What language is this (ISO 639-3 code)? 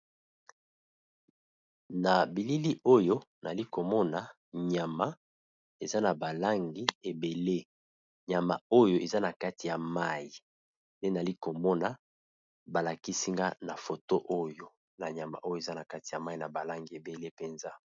lin